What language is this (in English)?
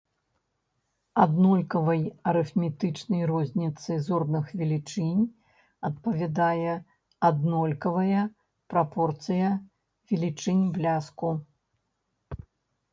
Belarusian